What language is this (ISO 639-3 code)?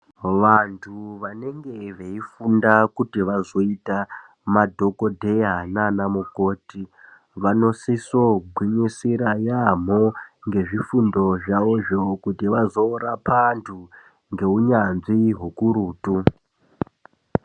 ndc